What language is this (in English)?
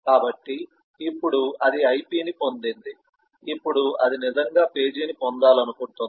Telugu